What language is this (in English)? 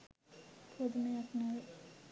Sinhala